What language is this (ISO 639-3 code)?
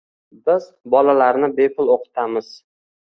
uzb